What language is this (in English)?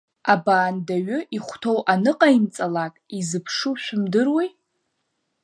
Abkhazian